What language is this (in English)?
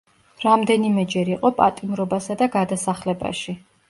Georgian